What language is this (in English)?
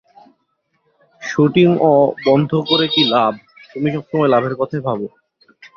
Bangla